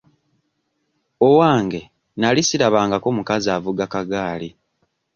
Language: Ganda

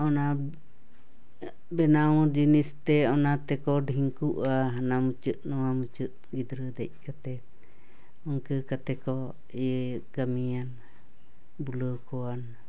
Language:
Santali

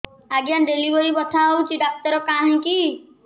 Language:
Odia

